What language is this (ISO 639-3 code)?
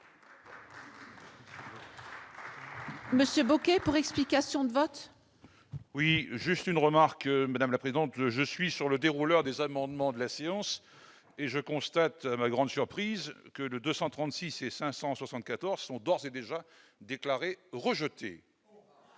fra